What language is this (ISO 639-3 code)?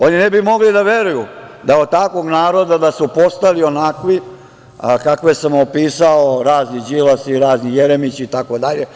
srp